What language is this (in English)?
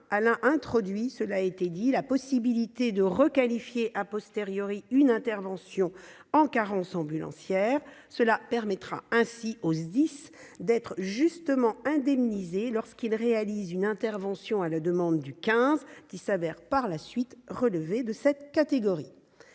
French